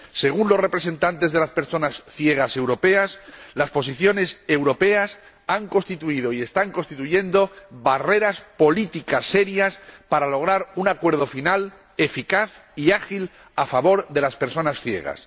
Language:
Spanish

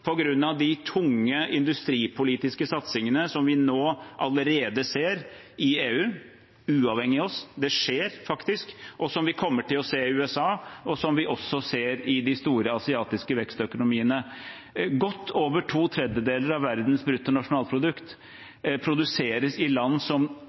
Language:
Norwegian Bokmål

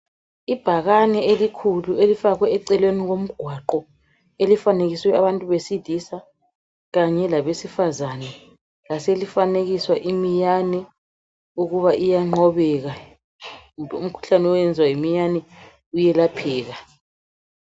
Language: North Ndebele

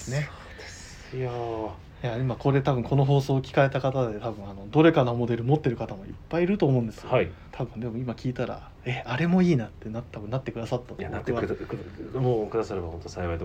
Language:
Japanese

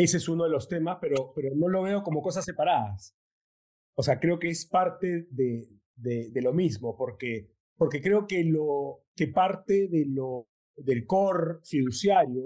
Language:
Spanish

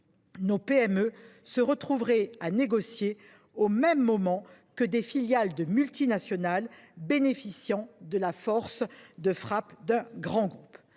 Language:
French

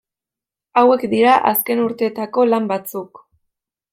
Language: Basque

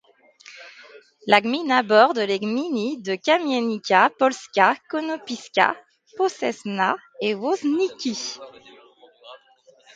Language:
French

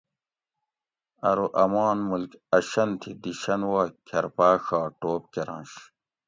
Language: Gawri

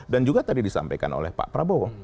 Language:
Indonesian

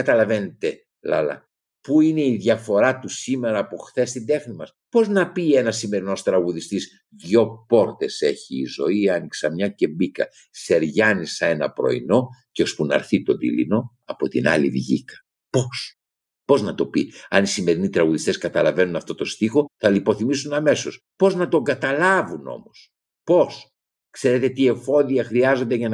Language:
Greek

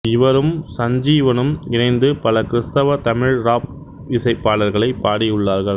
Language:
Tamil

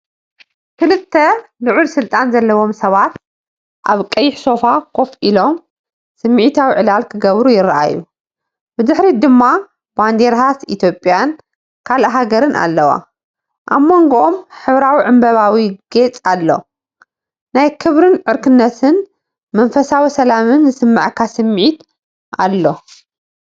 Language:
Tigrinya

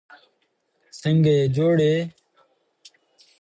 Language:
English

